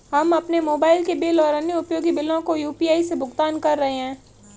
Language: Hindi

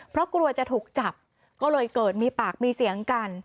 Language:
Thai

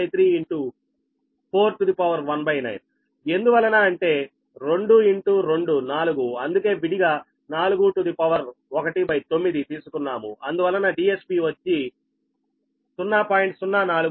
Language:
Telugu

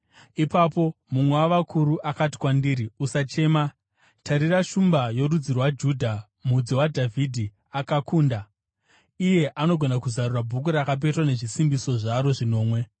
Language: Shona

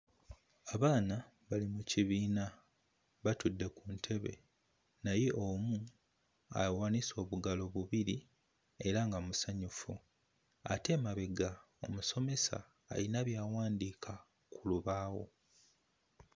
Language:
Ganda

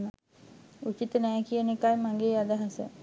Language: Sinhala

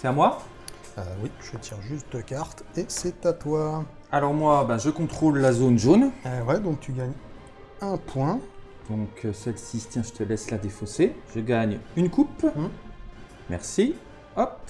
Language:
French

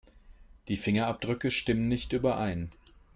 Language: German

